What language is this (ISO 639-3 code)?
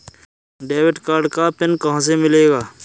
hin